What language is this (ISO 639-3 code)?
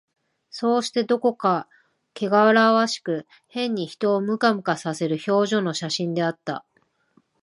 jpn